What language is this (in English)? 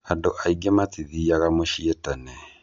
Kikuyu